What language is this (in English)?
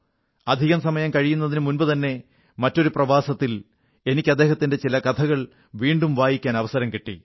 Malayalam